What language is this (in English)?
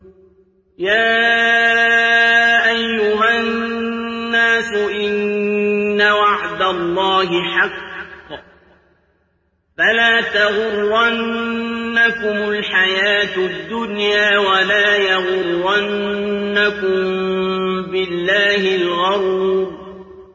Arabic